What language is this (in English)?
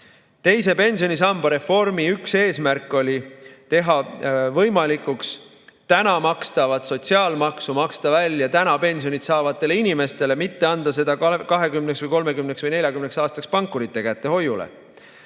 Estonian